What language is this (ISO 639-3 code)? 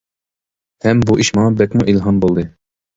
uig